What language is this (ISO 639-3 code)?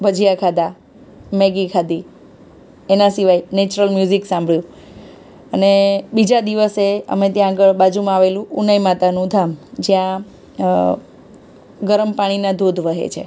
guj